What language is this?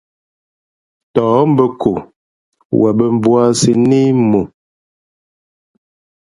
Fe'fe'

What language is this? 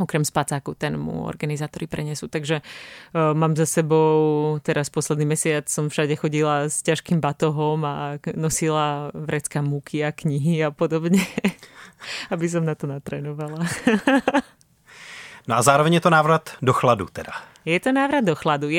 Czech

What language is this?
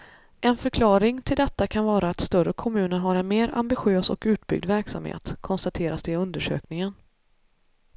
Swedish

